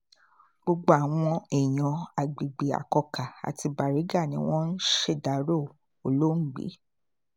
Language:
Yoruba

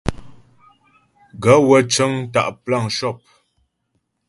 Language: Ghomala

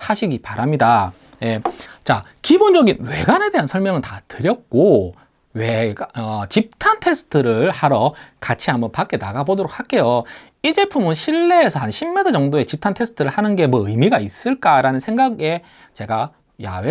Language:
Korean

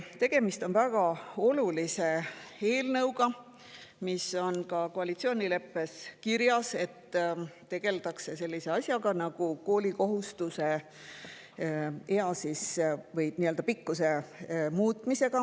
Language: Estonian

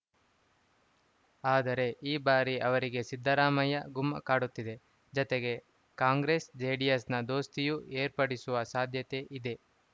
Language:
Kannada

